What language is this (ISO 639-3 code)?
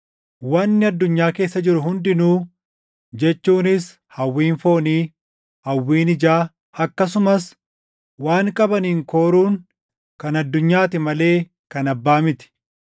orm